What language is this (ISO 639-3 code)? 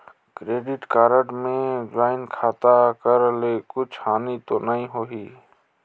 hne